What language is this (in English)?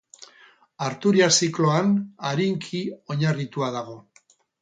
Basque